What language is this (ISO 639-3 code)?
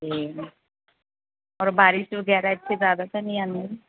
pan